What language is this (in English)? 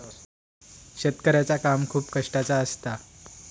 Marathi